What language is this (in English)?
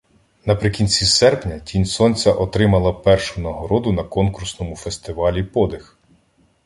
Ukrainian